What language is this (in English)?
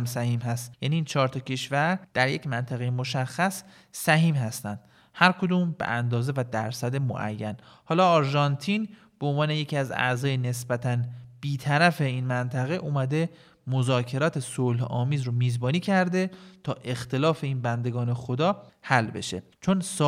Persian